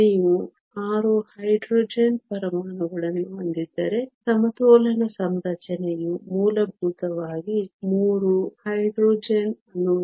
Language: Kannada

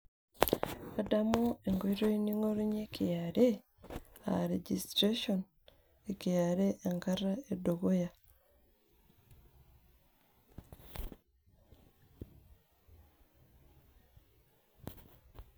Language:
Masai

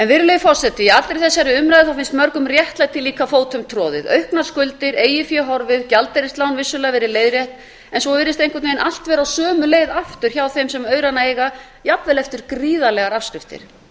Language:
Icelandic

